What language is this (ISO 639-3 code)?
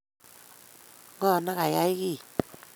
kln